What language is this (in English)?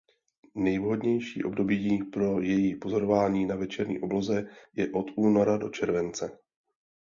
Czech